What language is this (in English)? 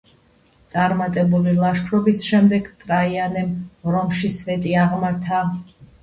Georgian